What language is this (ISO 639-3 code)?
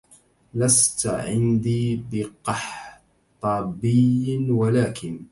ara